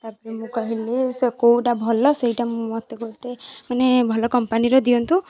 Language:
Odia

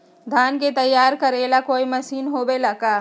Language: Magahi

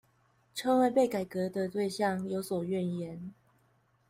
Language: Chinese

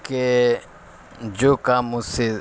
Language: Urdu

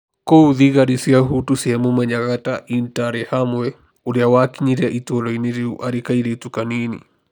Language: Kikuyu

